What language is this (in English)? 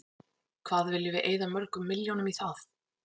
Icelandic